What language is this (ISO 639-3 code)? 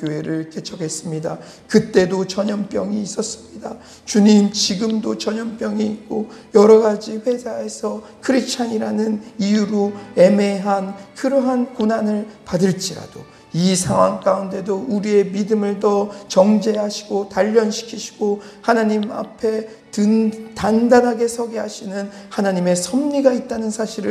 kor